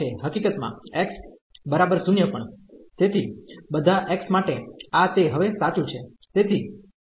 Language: Gujarati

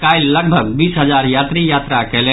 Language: Maithili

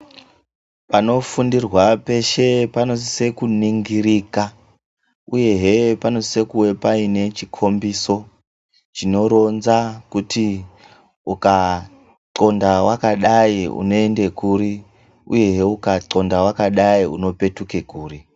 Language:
Ndau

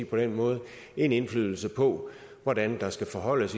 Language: Danish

